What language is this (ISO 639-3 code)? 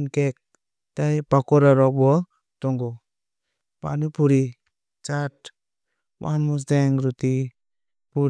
trp